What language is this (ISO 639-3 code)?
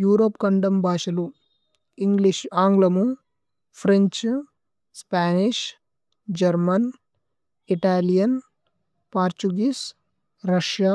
tcy